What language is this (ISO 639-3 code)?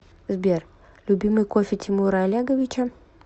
rus